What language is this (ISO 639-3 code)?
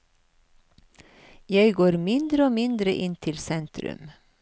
nor